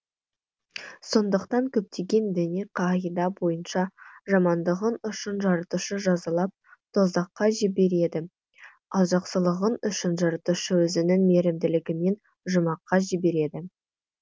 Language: Kazakh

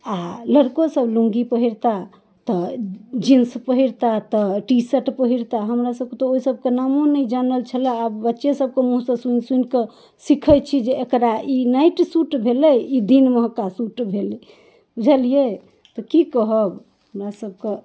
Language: Maithili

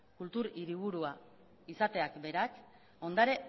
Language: Basque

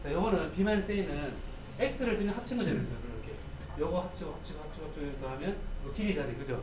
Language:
Korean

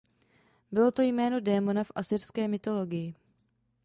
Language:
Czech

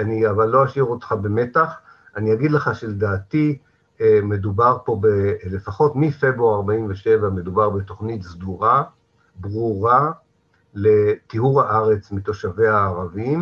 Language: Hebrew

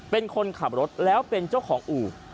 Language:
Thai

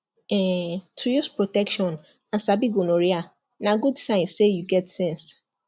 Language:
Nigerian Pidgin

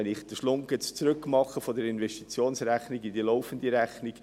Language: Swiss German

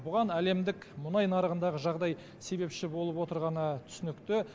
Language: Kazakh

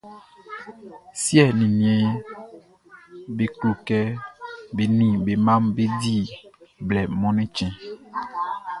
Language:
Baoulé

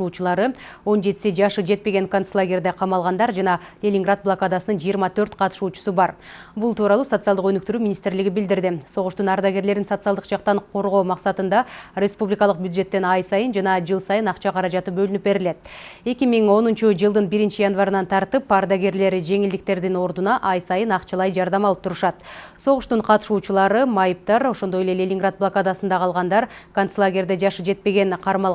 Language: Russian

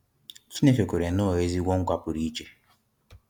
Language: Igbo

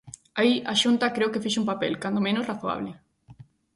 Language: Galician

